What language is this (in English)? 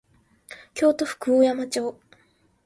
Japanese